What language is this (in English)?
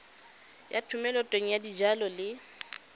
Tswana